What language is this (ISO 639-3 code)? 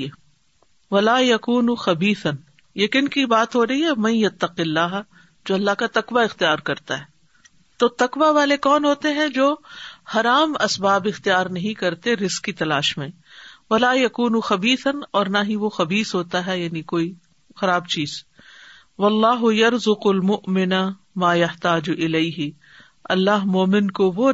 urd